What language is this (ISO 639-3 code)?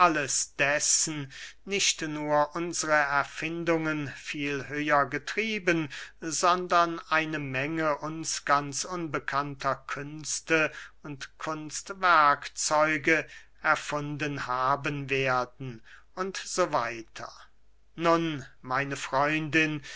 deu